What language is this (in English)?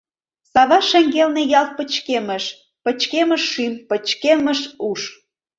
Mari